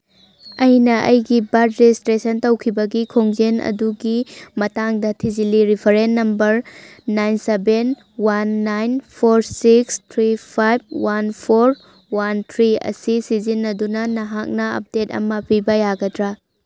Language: Manipuri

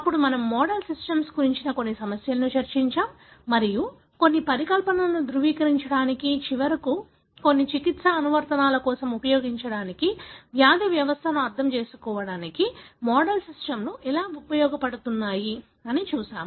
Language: Telugu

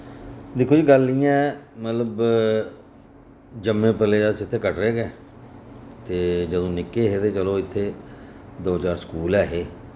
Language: Dogri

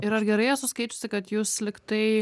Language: Lithuanian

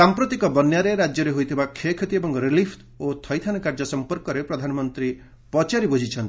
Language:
Odia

